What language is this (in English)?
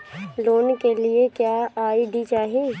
Bhojpuri